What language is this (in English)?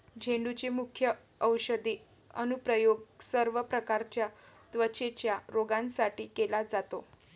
Marathi